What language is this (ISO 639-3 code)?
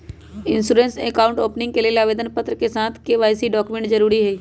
mag